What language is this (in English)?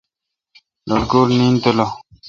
Kalkoti